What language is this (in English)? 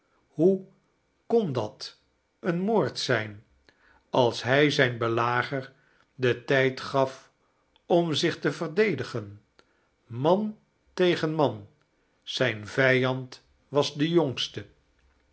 Dutch